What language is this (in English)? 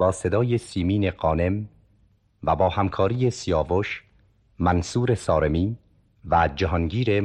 Persian